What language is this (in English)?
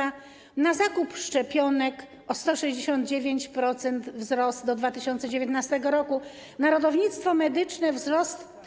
Polish